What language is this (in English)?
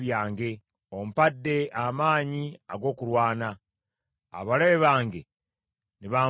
Ganda